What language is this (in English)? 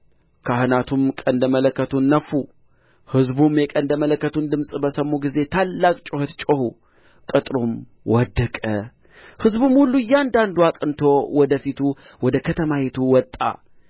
Amharic